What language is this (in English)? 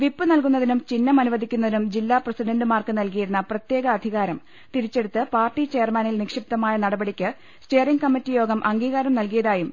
Malayalam